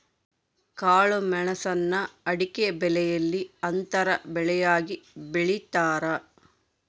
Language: Kannada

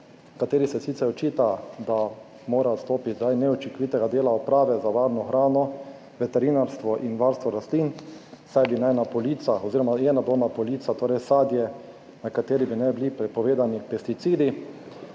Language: Slovenian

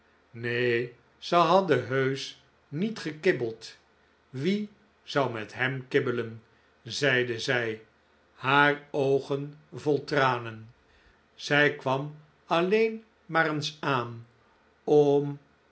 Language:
Dutch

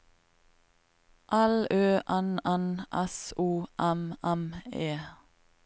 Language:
Norwegian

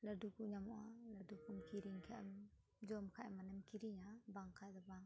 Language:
Santali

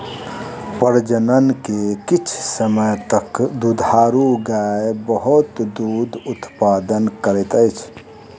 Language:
Maithili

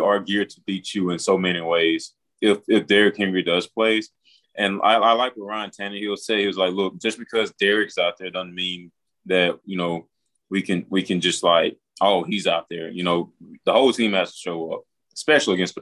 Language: English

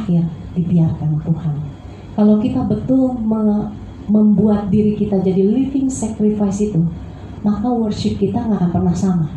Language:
Indonesian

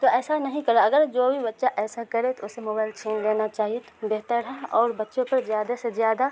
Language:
Urdu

